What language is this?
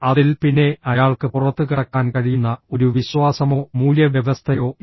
Malayalam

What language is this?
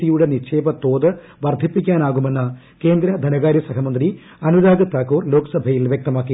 Malayalam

